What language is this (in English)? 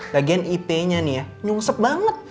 Indonesian